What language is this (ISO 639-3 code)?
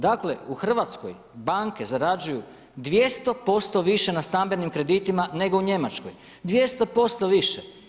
hrv